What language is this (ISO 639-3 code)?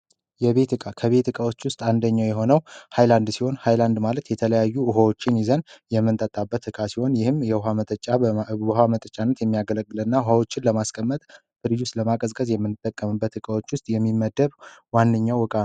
amh